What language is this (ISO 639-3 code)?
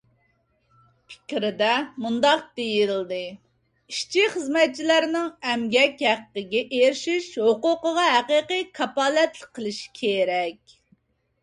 uig